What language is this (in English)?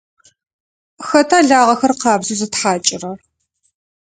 Adyghe